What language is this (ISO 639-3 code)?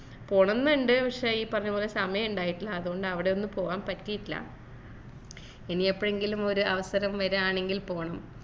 mal